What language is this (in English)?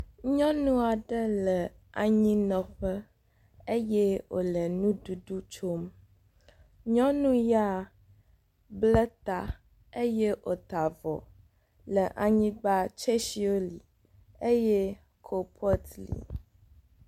Ewe